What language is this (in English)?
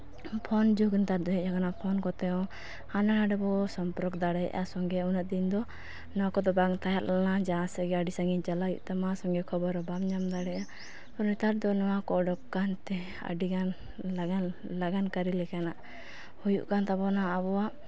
Santali